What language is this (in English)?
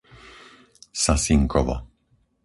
Slovak